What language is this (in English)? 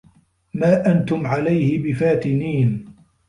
Arabic